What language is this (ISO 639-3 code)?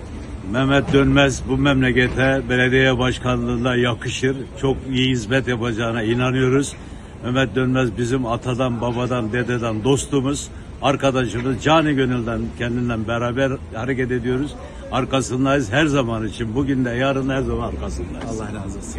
tur